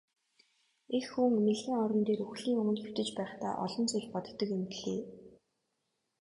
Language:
Mongolian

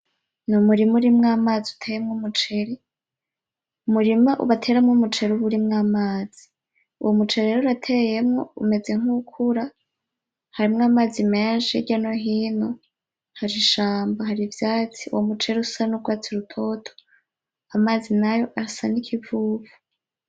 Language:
Rundi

